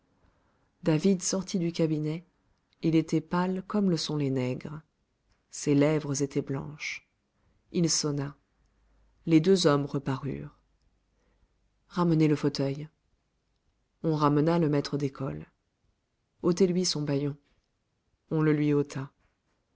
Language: French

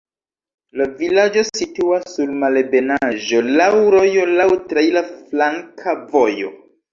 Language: Esperanto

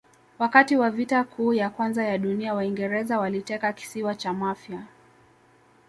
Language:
Swahili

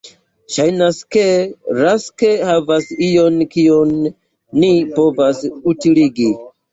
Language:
Esperanto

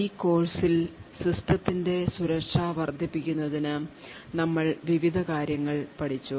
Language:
Malayalam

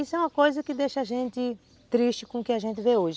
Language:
Portuguese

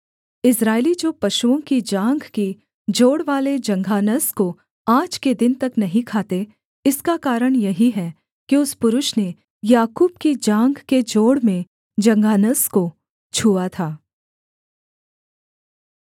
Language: Hindi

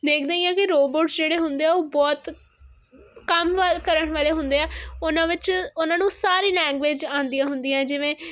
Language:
Punjabi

